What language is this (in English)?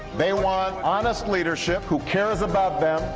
English